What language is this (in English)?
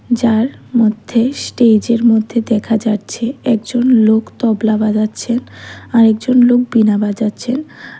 Bangla